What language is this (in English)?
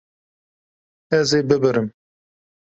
Kurdish